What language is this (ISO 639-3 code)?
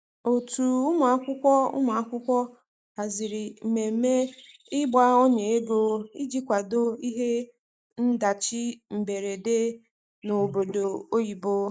ibo